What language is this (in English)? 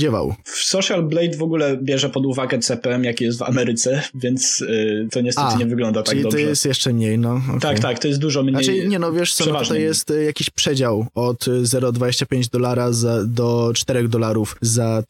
Polish